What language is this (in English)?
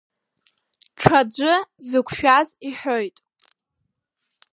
Abkhazian